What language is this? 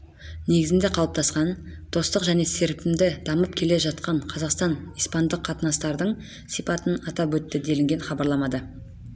Kazakh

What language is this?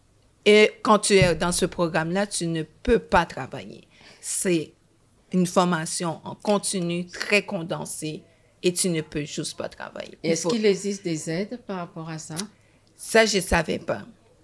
French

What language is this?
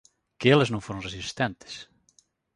Galician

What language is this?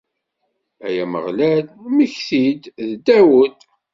Kabyle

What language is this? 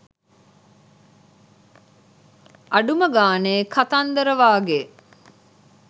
Sinhala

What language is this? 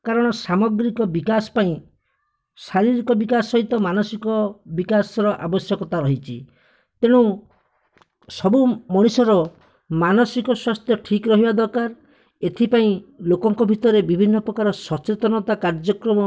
Odia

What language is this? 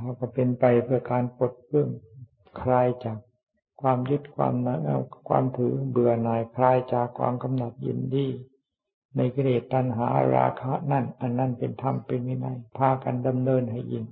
Thai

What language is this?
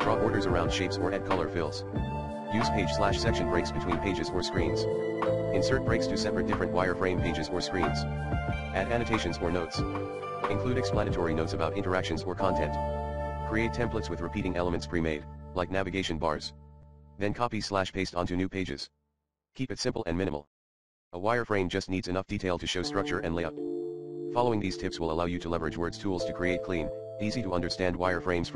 English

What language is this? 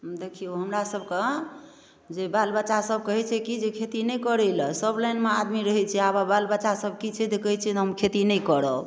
Maithili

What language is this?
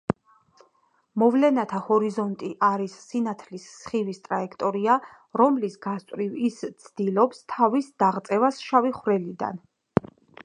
Georgian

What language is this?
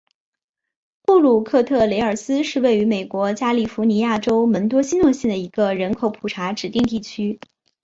Chinese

